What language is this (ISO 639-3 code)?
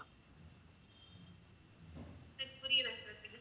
tam